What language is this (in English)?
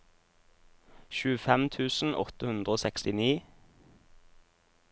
Norwegian